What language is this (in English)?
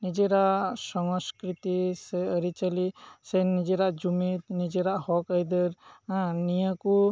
Santali